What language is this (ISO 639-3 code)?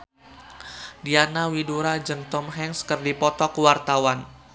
sun